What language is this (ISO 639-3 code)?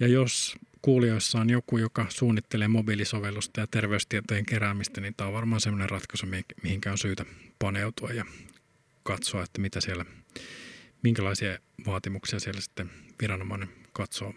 fin